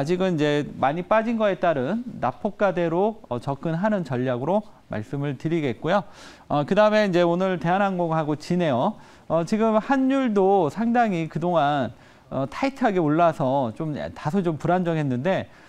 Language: Korean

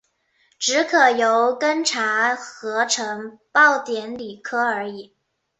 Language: Chinese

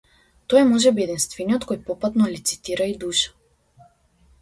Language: Macedonian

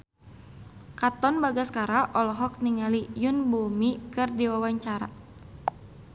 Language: Sundanese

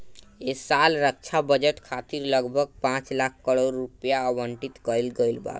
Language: Bhojpuri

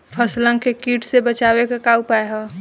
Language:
Bhojpuri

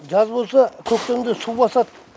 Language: Kazakh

